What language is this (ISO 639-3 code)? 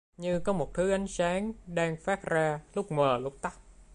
vie